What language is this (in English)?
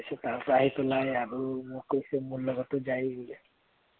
Assamese